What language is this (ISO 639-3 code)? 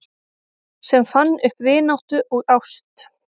isl